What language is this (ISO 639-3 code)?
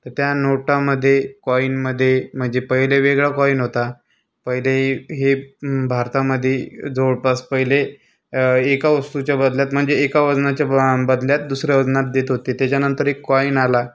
mar